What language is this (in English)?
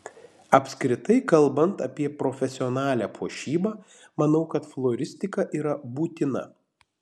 Lithuanian